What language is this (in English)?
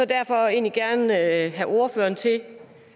Danish